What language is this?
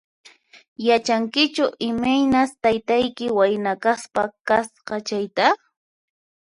Puno Quechua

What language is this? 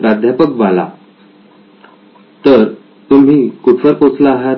Marathi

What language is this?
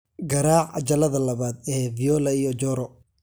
Somali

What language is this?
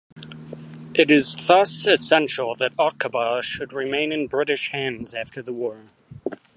English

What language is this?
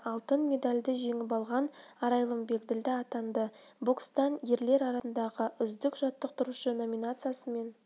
Kazakh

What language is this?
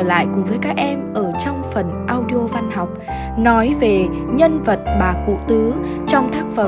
Vietnamese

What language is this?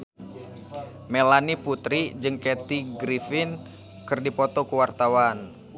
Sundanese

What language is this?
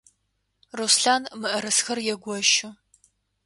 Adyghe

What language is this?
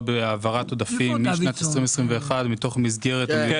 Hebrew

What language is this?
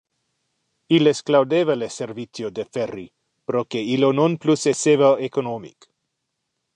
Interlingua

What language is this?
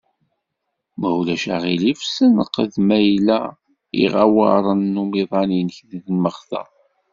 Kabyle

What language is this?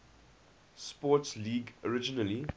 English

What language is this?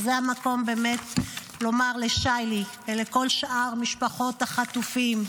Hebrew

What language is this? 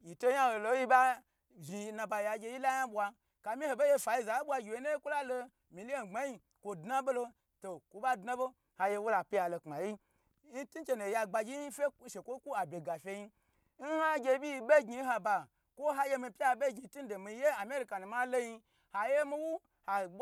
Gbagyi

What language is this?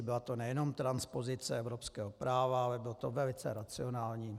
Czech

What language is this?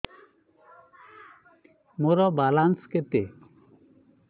Odia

